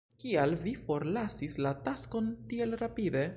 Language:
Esperanto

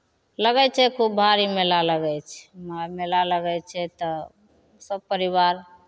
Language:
Maithili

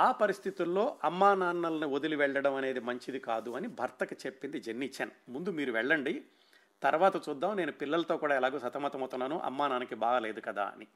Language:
Telugu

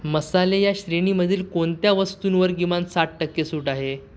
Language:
Marathi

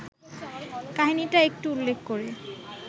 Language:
Bangla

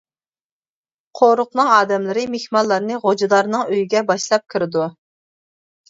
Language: Uyghur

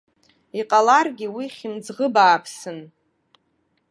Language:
Abkhazian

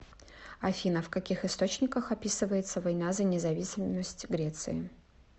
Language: Russian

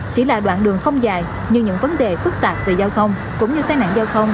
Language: Vietnamese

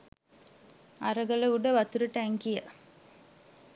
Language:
Sinhala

